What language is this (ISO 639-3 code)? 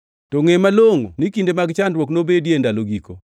luo